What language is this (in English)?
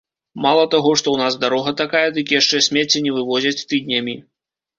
Belarusian